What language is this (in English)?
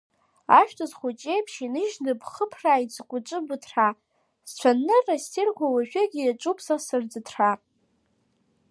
Abkhazian